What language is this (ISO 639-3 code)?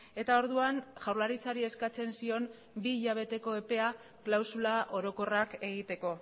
eus